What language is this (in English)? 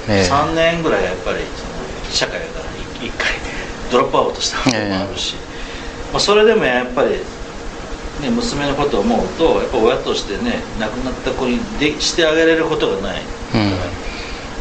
Japanese